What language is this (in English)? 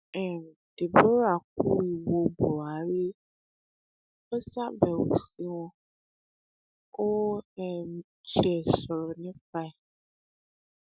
Yoruba